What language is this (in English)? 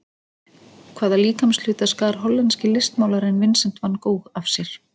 Icelandic